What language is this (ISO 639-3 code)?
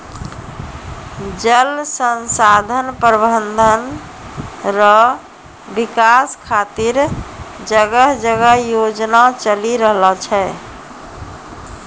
mai